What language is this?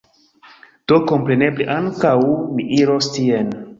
Esperanto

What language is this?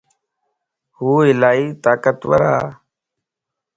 Lasi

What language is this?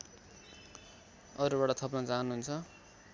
Nepali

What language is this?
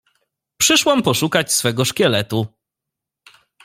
Polish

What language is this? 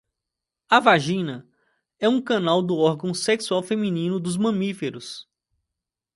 Portuguese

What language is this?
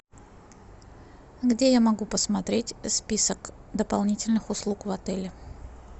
Russian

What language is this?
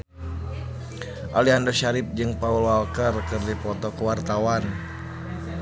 Sundanese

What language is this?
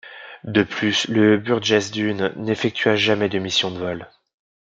French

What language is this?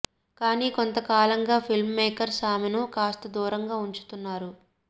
Telugu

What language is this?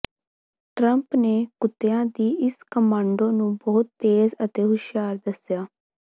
Punjabi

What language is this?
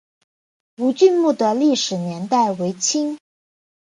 Chinese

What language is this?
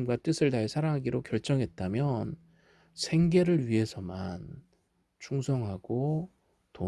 Korean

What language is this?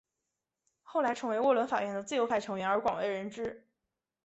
Chinese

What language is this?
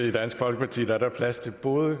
Danish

